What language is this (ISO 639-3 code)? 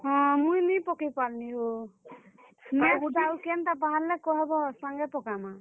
ori